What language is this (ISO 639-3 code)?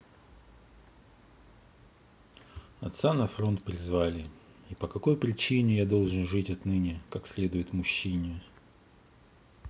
rus